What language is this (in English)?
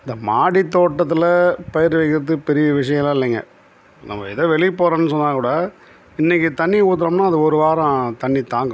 Tamil